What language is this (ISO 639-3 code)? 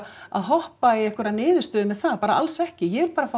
isl